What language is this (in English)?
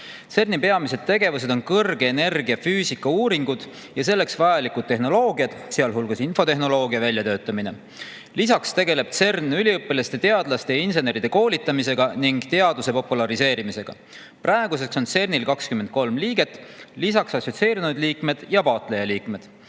Estonian